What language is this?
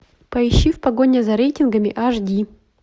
Russian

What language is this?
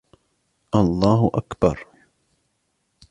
Arabic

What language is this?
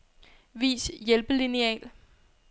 Danish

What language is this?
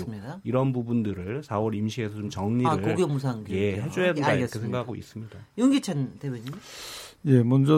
Korean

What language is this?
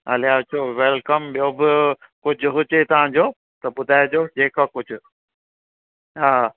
Sindhi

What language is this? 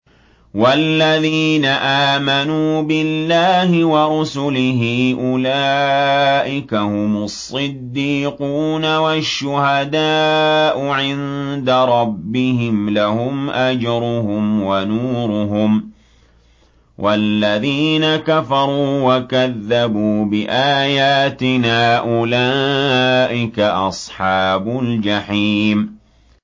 Arabic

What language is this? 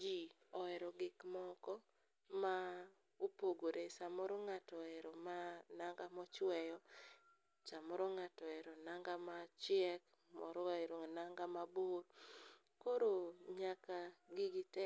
Luo (Kenya and Tanzania)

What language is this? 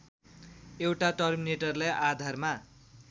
Nepali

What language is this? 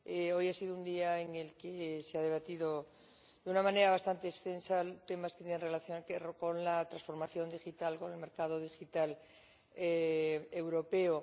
Spanish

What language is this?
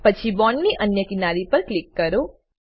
Gujarati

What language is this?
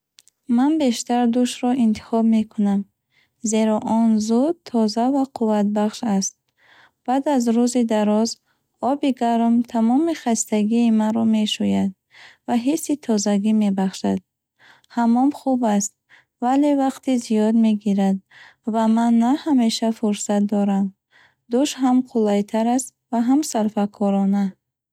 Bukharic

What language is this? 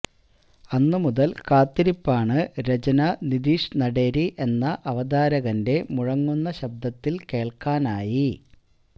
Malayalam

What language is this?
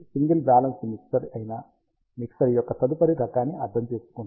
Telugu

